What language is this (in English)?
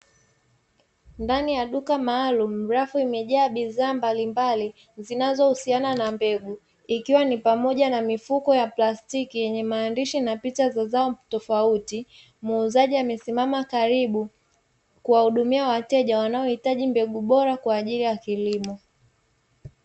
Swahili